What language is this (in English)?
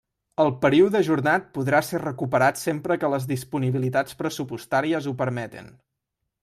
Catalan